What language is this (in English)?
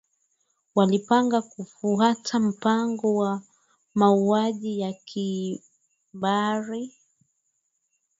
Swahili